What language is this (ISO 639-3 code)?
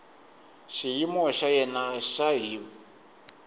tso